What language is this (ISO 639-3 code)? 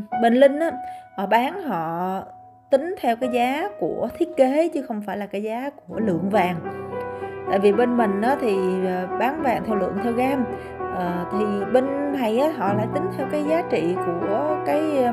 vie